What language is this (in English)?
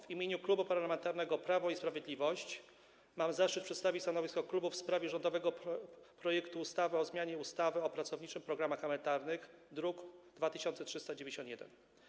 Polish